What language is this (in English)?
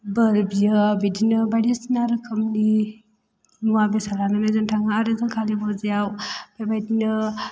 Bodo